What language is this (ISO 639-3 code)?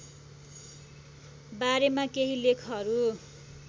nep